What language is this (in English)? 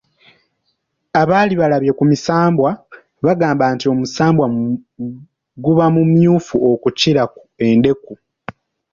Ganda